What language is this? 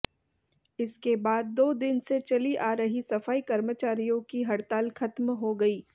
Hindi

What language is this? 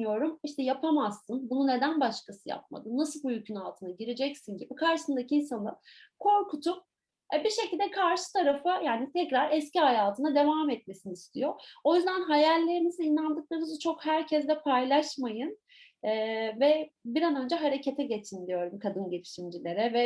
Turkish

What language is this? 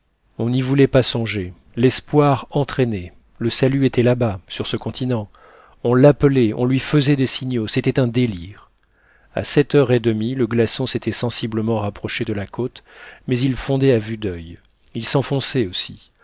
French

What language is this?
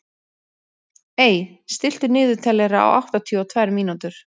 Icelandic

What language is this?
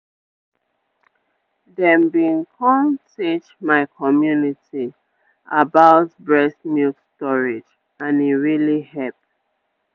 Nigerian Pidgin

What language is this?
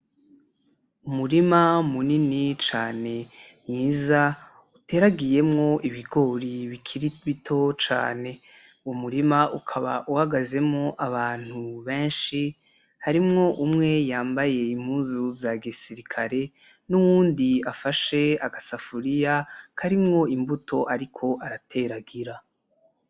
Rundi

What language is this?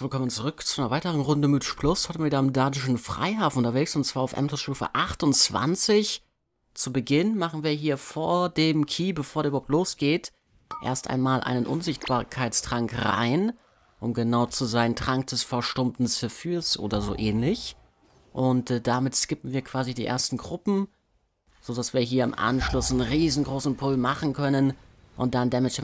German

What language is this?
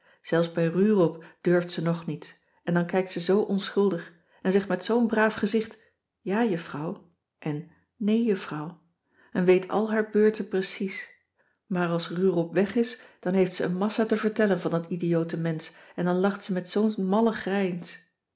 Dutch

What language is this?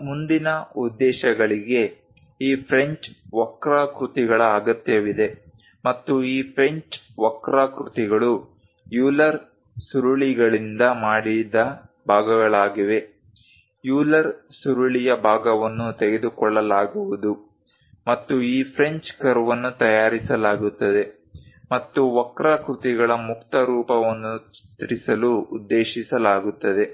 Kannada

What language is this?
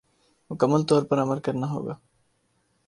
Urdu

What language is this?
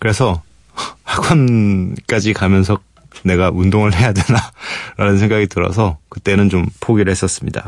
Korean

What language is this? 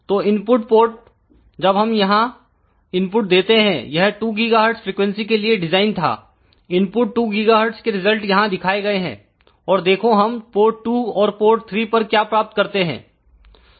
Hindi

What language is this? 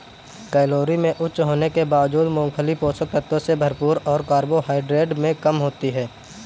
Hindi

